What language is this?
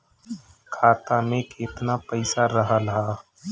Bhojpuri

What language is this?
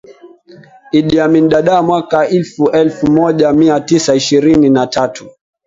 Swahili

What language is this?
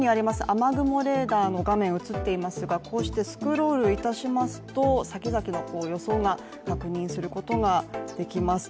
Japanese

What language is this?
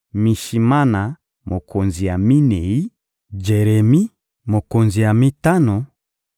Lingala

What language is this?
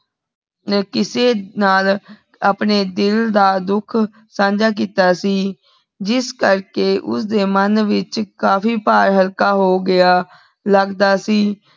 Punjabi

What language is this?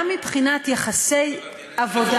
Hebrew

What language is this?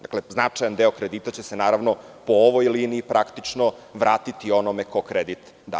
Serbian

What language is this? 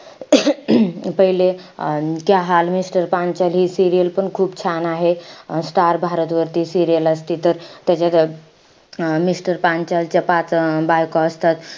Marathi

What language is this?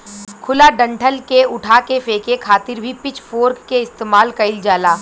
Bhojpuri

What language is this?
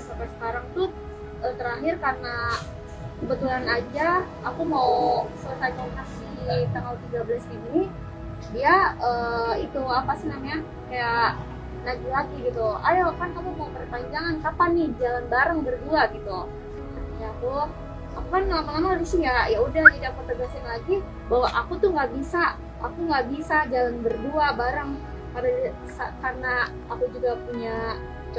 Indonesian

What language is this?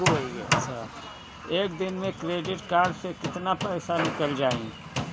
Bhojpuri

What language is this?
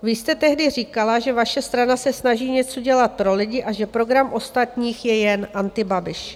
Czech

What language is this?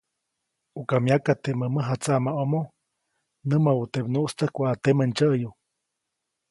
Copainalá Zoque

